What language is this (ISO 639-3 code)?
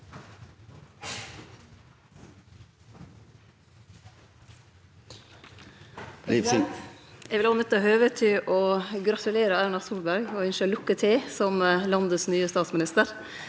nor